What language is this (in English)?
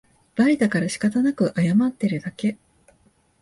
Japanese